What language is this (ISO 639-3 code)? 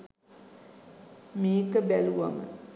sin